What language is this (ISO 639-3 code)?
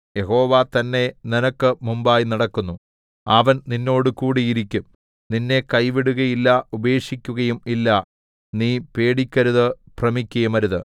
mal